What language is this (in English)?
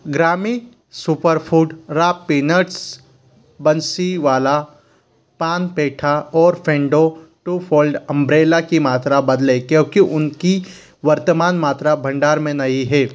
Hindi